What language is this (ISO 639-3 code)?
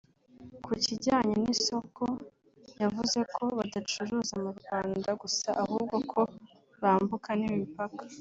kin